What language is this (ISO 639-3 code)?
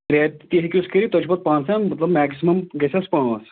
kas